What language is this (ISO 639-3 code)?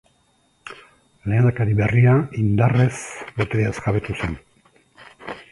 eus